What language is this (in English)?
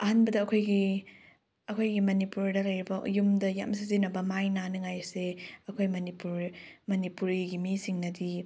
Manipuri